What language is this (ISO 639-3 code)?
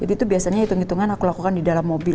ind